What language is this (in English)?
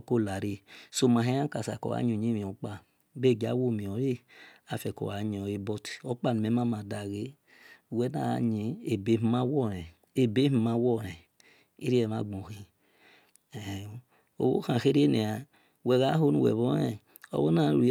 Esan